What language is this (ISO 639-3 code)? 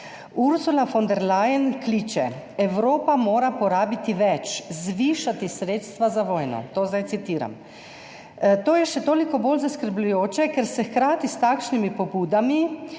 slv